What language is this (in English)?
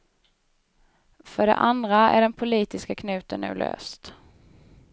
Swedish